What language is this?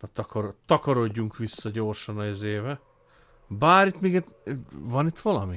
Hungarian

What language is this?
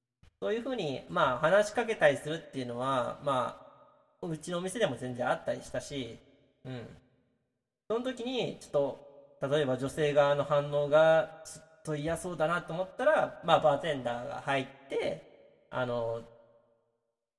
Japanese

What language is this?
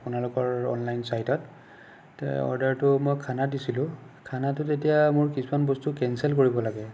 Assamese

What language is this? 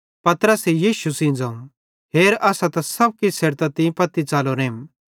Bhadrawahi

